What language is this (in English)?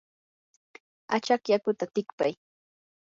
Yanahuanca Pasco Quechua